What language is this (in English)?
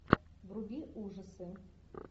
Russian